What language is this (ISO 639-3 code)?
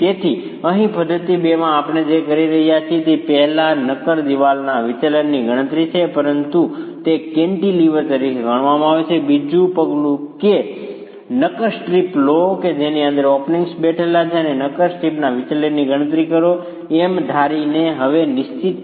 guj